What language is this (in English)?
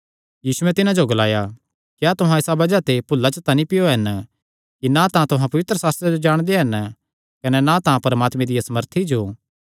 Kangri